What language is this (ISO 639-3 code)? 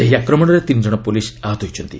ori